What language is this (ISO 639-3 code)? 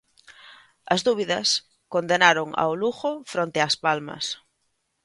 glg